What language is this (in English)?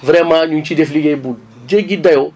Wolof